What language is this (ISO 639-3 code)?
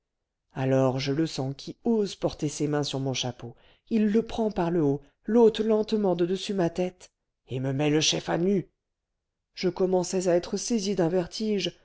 fra